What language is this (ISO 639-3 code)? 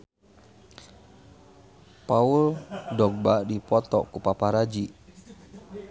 sun